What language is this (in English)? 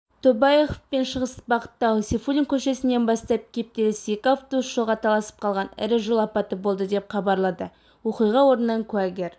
Kazakh